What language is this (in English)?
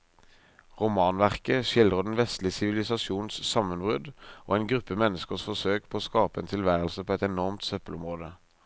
Norwegian